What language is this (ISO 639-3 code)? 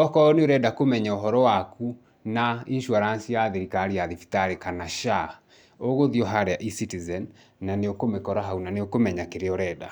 kik